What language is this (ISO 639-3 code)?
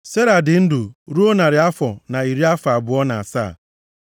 ibo